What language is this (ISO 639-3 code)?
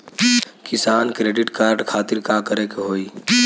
bho